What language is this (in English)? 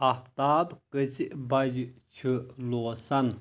Kashmiri